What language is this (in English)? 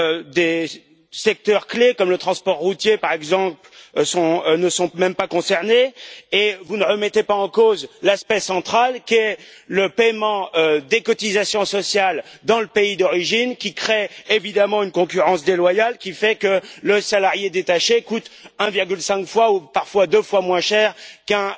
French